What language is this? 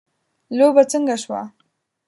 Pashto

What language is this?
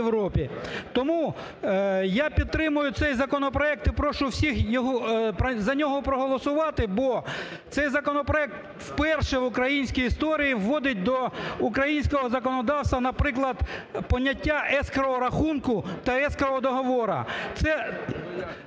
Ukrainian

